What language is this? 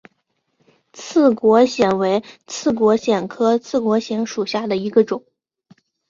Chinese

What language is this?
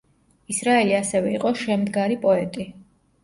Georgian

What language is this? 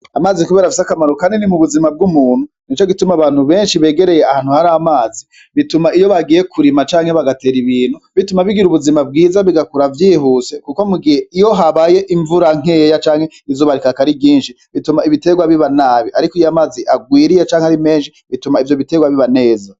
Rundi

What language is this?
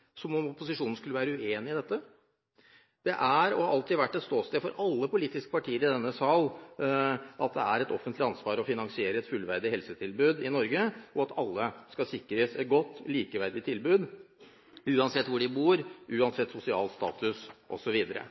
Norwegian Bokmål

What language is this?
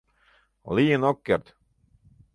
Mari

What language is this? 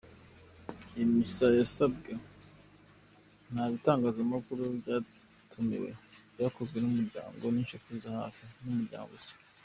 Kinyarwanda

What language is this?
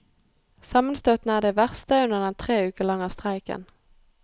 Norwegian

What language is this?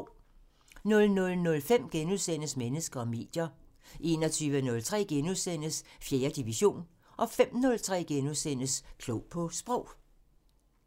Danish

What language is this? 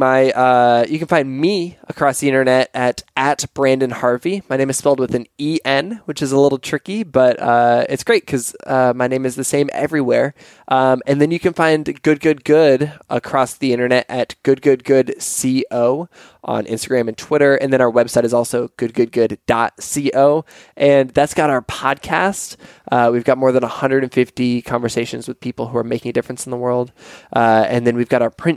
English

